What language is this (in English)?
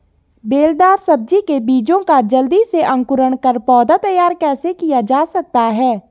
Hindi